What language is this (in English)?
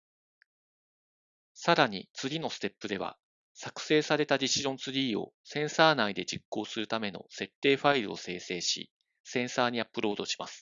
Japanese